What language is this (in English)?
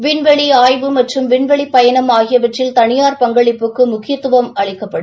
Tamil